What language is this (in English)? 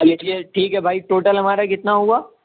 Urdu